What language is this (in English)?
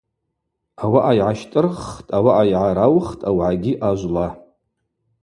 Abaza